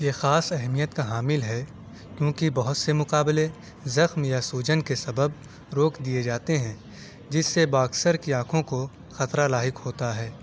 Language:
Urdu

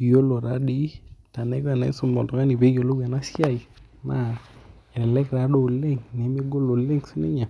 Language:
Masai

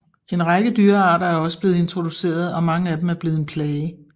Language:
Danish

